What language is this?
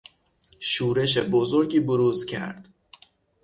Persian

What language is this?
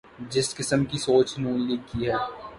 Urdu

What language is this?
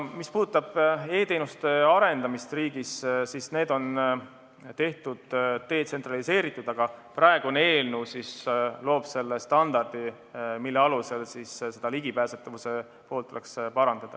Estonian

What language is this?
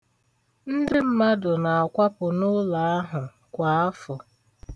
Igbo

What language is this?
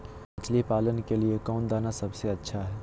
Magahi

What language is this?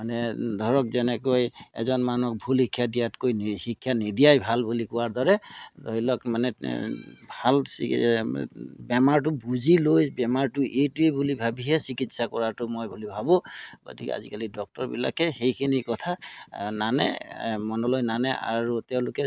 Assamese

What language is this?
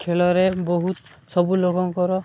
Odia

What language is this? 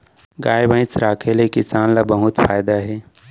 Chhattisgarhi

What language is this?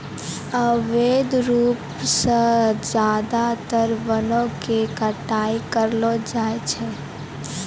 Maithili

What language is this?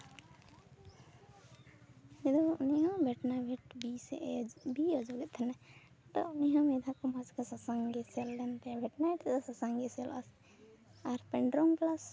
Santali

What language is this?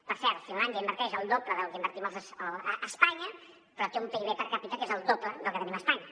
Catalan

